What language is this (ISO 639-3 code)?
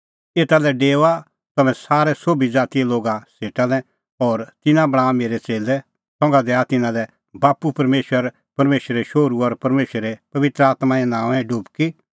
kfx